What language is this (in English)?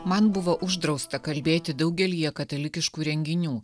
Lithuanian